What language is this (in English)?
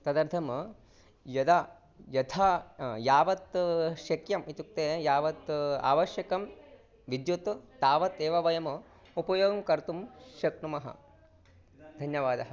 Sanskrit